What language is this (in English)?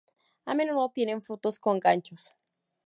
Spanish